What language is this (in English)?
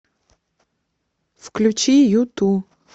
Russian